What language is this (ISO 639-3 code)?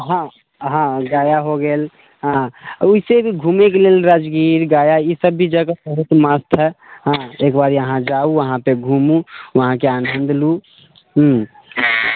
mai